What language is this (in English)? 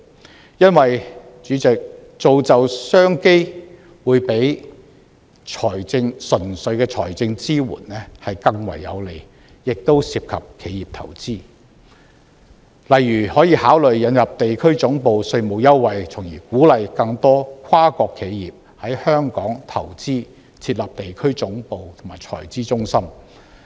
Cantonese